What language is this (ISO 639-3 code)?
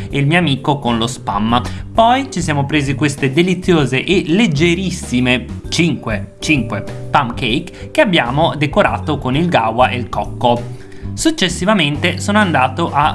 ita